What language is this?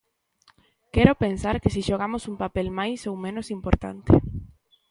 Galician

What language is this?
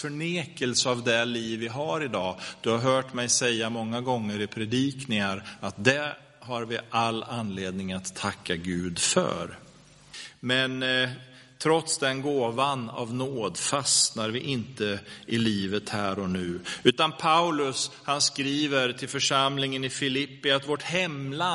Swedish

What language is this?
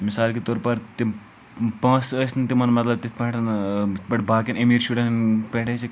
Kashmiri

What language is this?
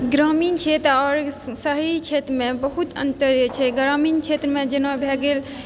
Maithili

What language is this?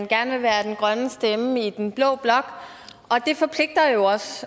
Danish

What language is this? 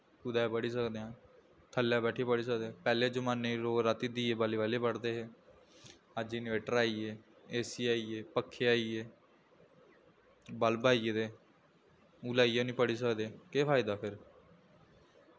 Dogri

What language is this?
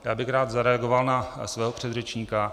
Czech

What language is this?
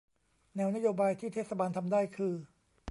Thai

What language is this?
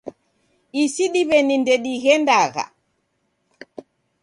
Taita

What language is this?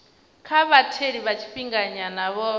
Venda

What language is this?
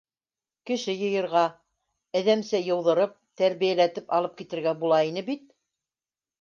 Bashkir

